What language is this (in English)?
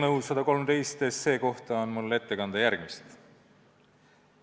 Estonian